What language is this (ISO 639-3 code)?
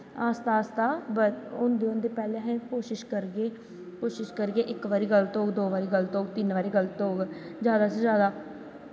doi